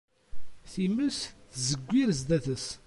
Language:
Kabyle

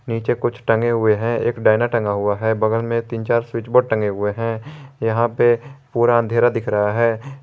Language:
Hindi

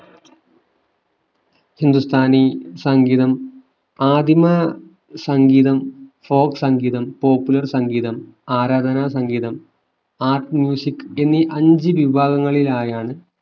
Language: Malayalam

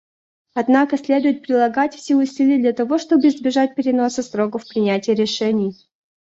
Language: Russian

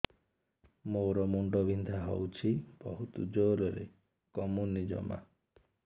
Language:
Odia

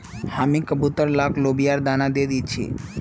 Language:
Magahi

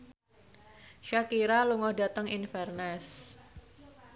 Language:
Javanese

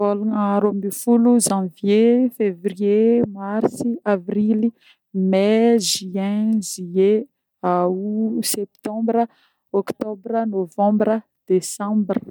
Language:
Northern Betsimisaraka Malagasy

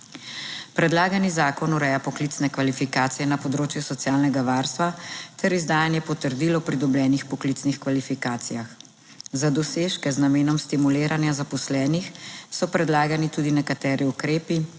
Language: Slovenian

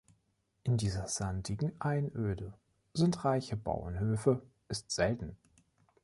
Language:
German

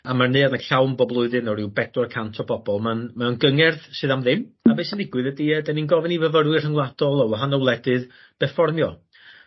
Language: Welsh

